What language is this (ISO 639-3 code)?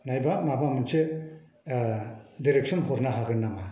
brx